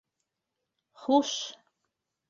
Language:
Bashkir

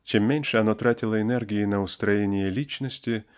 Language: Russian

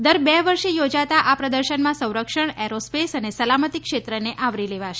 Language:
Gujarati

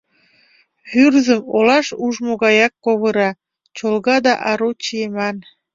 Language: Mari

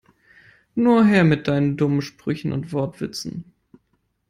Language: German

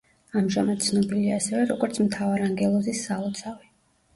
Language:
Georgian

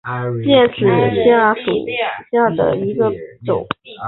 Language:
Chinese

